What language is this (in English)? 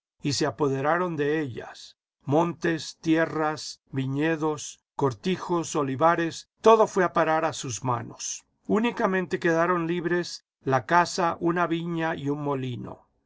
Spanish